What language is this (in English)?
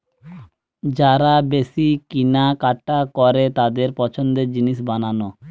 Bangla